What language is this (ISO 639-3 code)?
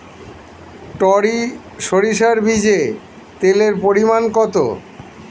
ben